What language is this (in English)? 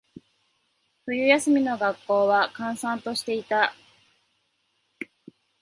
Japanese